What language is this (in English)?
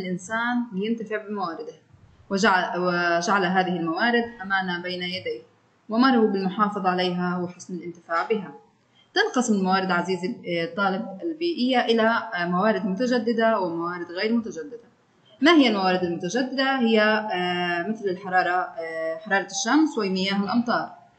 Arabic